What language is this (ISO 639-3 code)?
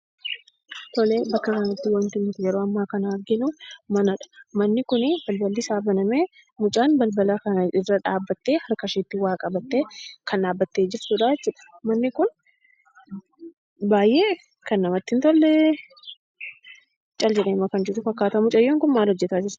orm